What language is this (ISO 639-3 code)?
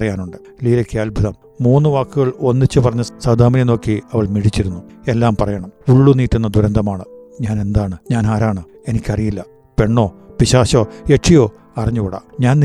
mal